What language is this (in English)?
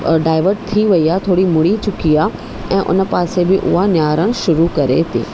Sindhi